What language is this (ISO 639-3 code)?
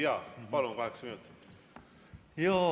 est